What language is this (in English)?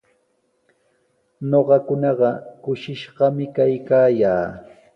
Sihuas Ancash Quechua